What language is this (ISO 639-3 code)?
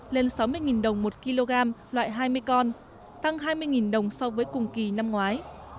vie